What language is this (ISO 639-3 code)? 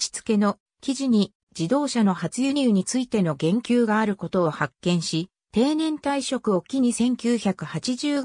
jpn